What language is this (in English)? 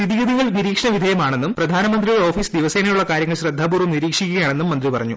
Malayalam